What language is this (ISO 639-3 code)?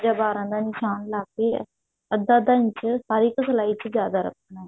pan